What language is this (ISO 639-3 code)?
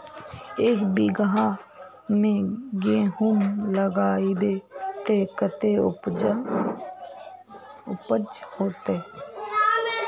mag